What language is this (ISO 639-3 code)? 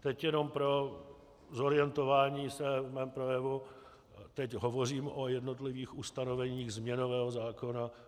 ces